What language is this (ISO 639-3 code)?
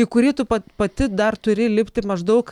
lit